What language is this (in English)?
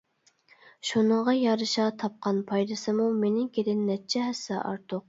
Uyghur